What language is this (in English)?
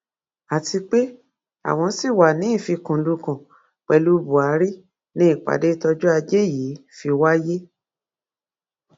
Yoruba